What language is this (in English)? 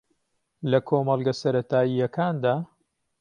Central Kurdish